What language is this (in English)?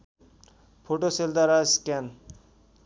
Nepali